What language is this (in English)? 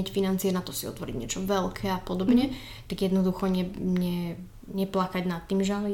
Slovak